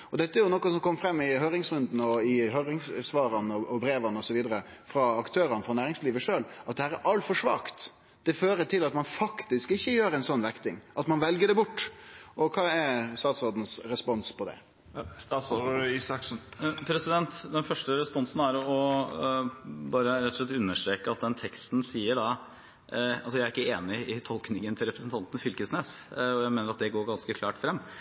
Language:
Norwegian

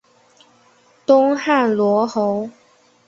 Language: Chinese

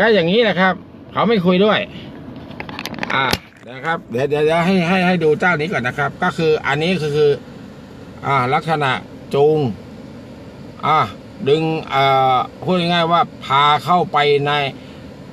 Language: Thai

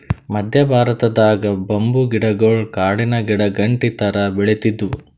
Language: Kannada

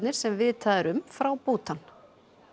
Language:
Icelandic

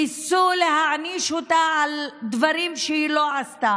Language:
Hebrew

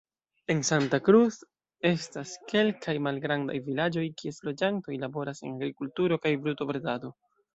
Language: Esperanto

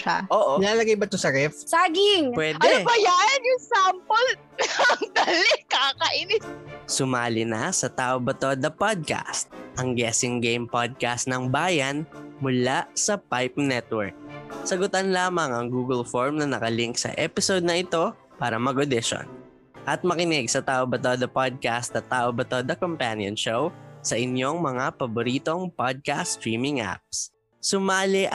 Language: Filipino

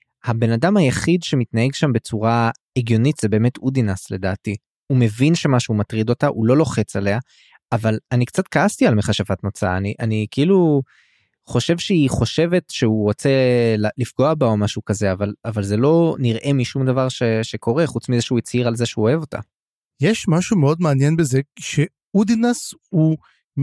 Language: Hebrew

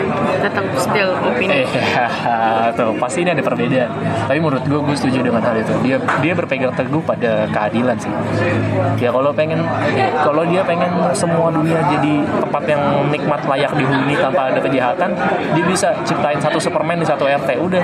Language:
Indonesian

